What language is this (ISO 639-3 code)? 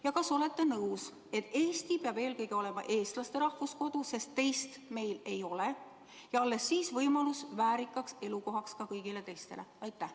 est